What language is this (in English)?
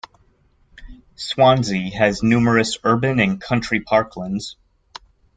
English